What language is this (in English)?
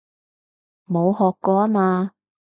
Cantonese